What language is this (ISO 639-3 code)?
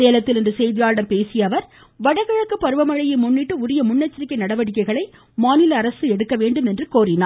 tam